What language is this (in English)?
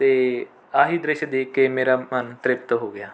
Punjabi